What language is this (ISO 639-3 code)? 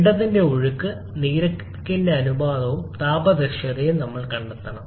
mal